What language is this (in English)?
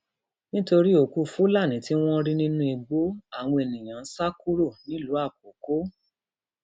Yoruba